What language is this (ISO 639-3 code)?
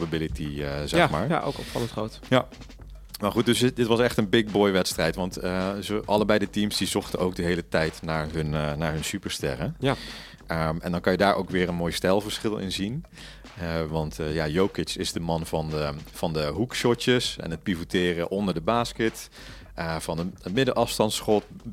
nld